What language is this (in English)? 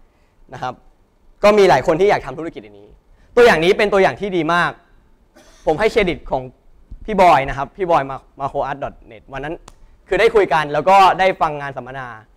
Thai